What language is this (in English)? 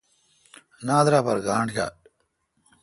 Kalkoti